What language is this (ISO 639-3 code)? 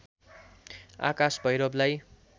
nep